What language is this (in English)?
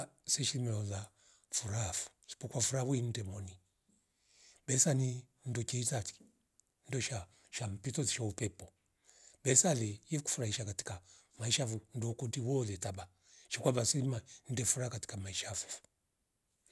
Rombo